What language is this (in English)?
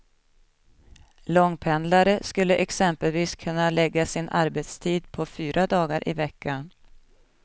Swedish